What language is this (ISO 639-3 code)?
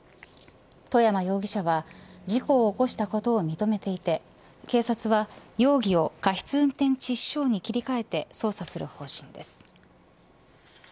jpn